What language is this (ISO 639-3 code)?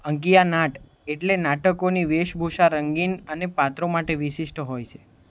guj